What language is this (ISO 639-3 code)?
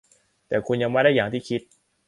tha